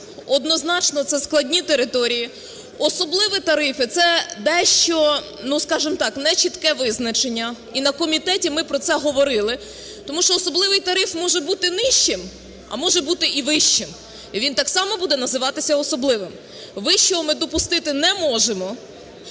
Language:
Ukrainian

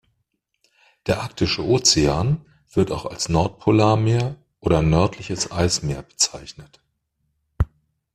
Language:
German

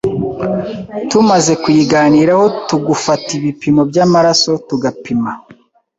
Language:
Kinyarwanda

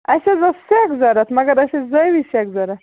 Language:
Kashmiri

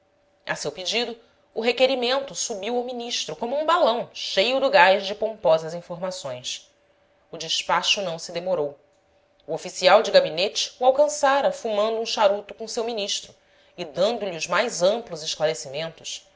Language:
Portuguese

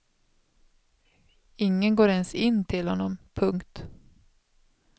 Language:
Swedish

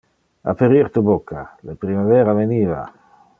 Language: Interlingua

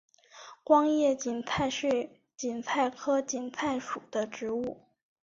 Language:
Chinese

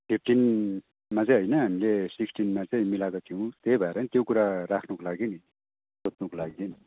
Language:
Nepali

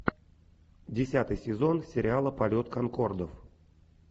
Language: Russian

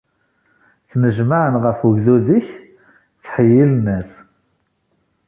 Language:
Kabyle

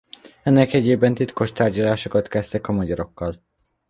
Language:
Hungarian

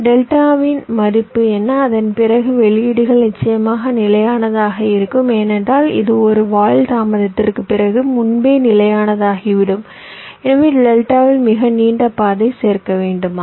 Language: Tamil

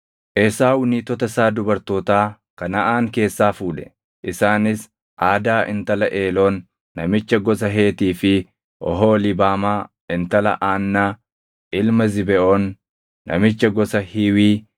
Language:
Oromo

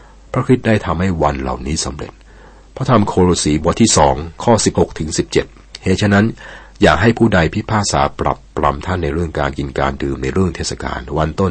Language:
Thai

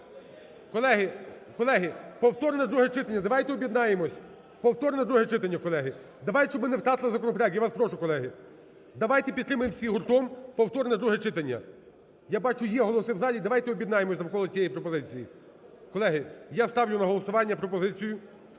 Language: Ukrainian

